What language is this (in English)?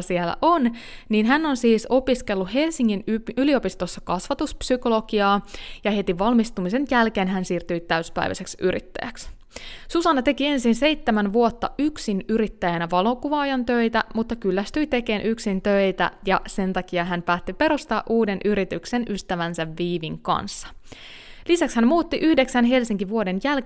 Finnish